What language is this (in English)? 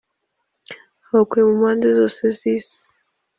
Kinyarwanda